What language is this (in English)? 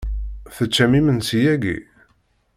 Kabyle